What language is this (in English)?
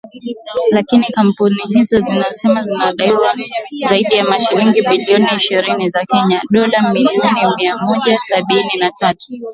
Swahili